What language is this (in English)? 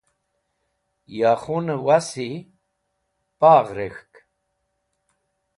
Wakhi